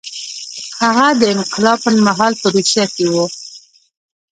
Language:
Pashto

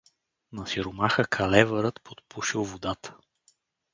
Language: Bulgarian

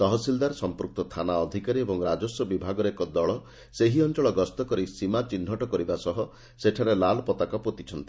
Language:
Odia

